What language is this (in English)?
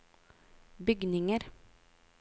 Norwegian